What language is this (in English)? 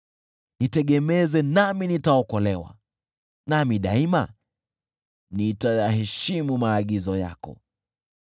Swahili